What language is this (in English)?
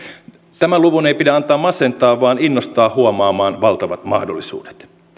Finnish